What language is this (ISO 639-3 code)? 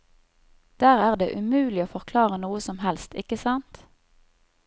nor